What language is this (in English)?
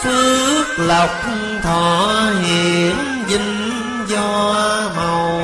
Vietnamese